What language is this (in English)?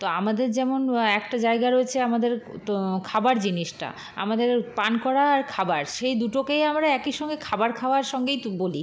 Bangla